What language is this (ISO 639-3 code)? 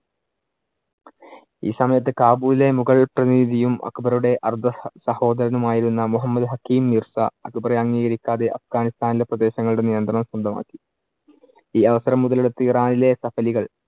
mal